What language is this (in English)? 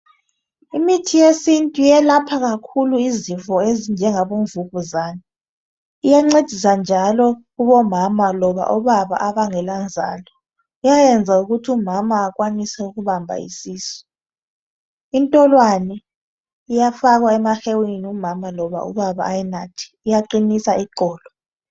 North Ndebele